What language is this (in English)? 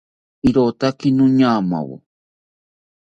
South Ucayali Ashéninka